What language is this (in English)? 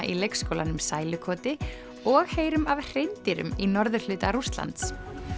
Icelandic